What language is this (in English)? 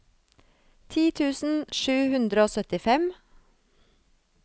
Norwegian